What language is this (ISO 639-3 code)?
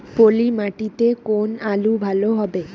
ben